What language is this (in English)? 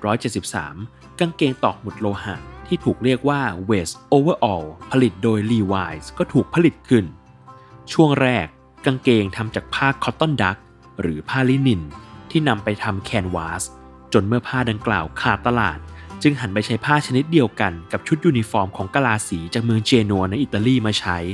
Thai